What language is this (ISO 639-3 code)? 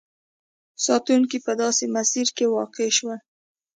pus